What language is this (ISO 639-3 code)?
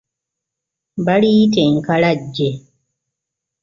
lug